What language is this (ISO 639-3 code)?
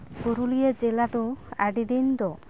sat